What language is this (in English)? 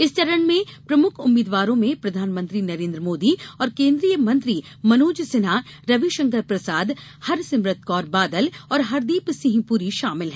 Hindi